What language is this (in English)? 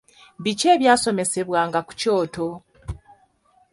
Ganda